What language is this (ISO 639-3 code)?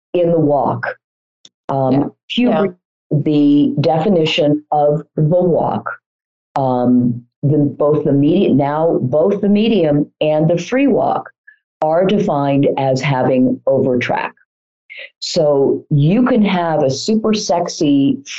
eng